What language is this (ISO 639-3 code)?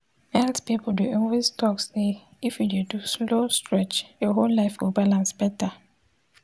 pcm